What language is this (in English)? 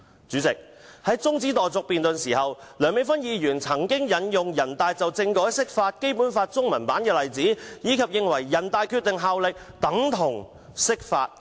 Cantonese